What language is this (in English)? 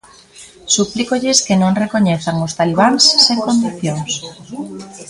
Galician